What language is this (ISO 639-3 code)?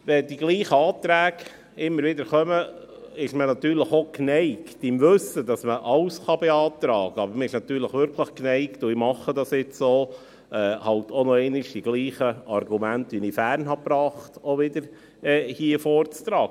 gsw